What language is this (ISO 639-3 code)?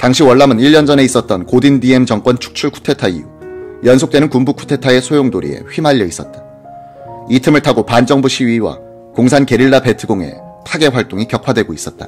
kor